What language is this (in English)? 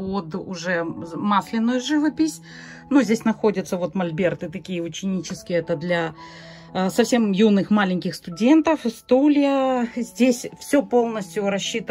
Russian